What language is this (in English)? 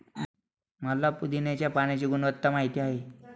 Marathi